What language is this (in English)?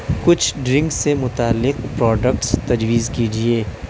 Urdu